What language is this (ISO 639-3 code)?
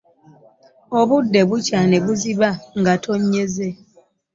lug